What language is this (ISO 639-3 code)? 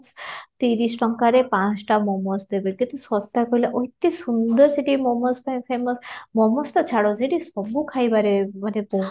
ori